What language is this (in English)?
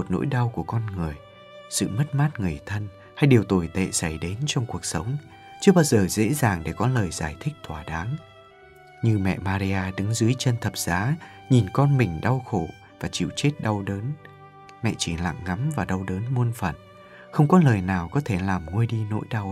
Vietnamese